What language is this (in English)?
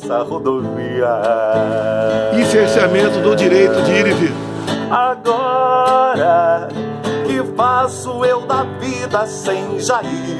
Portuguese